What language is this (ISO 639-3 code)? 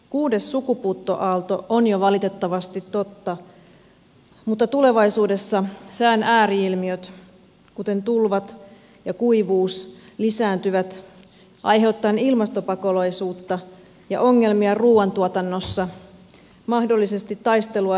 fin